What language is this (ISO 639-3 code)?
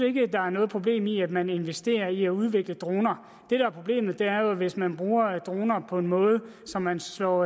dan